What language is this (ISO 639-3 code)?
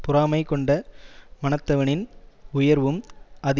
tam